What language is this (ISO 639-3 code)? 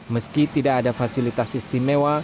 ind